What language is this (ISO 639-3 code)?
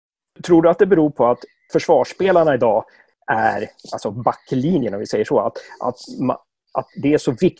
swe